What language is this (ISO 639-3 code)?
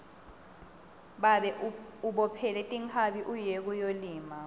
ssw